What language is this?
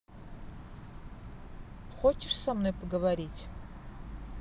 Russian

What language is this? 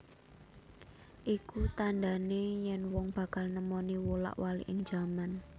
Javanese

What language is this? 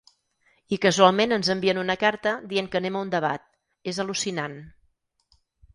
Catalan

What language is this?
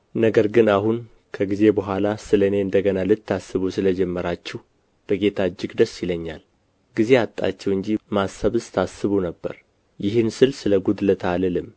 Amharic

